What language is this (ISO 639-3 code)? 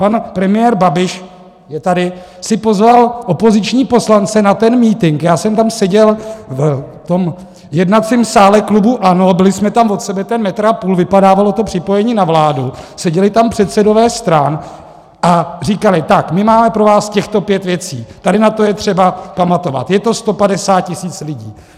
ces